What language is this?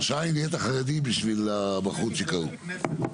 Hebrew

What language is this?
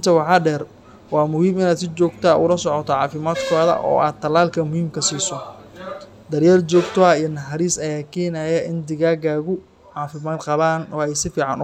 Somali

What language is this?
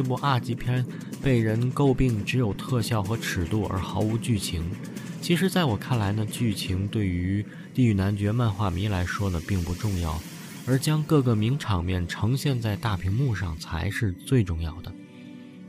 Chinese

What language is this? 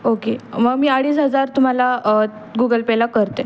Marathi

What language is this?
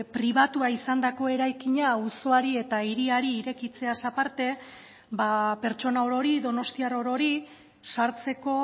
Basque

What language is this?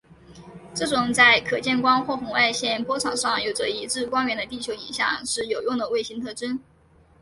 Chinese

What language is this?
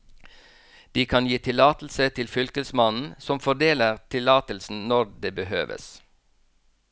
Norwegian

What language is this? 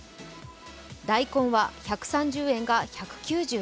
Japanese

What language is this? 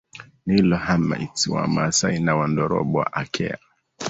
Swahili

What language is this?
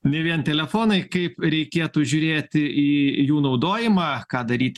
Lithuanian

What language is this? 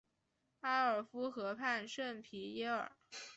Chinese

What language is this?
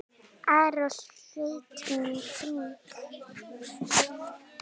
Icelandic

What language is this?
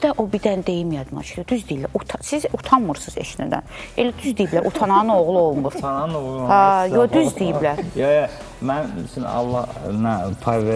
Turkish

